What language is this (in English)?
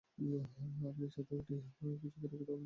Bangla